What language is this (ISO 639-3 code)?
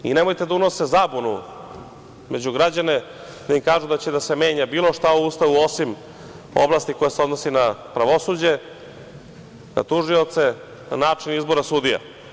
srp